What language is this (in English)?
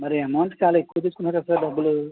Telugu